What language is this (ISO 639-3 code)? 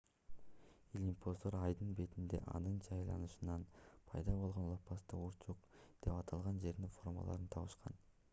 kir